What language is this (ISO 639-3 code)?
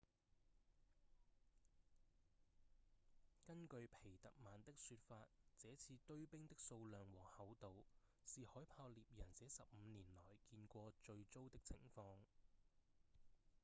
yue